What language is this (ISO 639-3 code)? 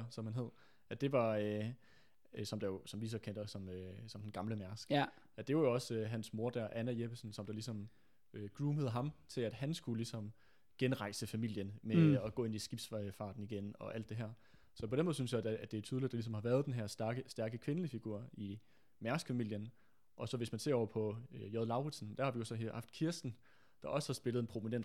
dan